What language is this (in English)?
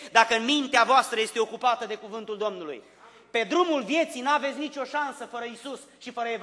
Romanian